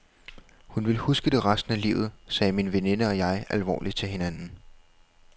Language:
Danish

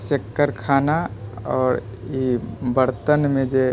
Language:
Maithili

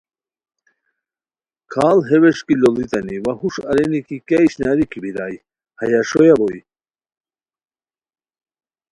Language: Khowar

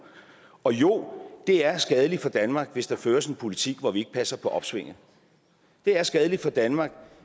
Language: Danish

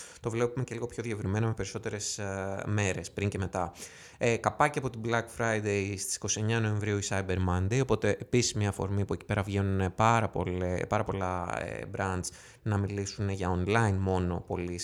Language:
Greek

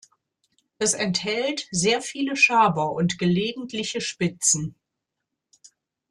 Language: German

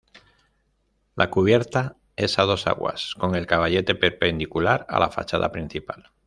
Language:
Spanish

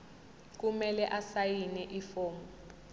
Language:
Zulu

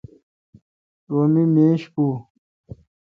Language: Kalkoti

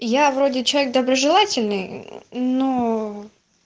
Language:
Russian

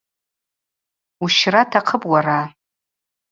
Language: Abaza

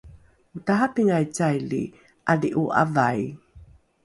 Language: Rukai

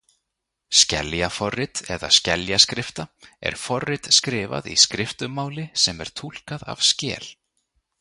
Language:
Icelandic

